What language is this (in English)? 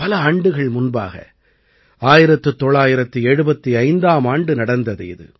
Tamil